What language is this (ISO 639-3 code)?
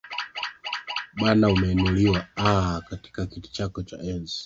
swa